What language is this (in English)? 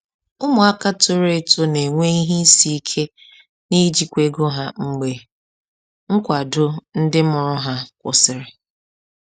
Igbo